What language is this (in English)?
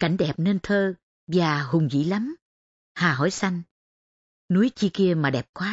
Vietnamese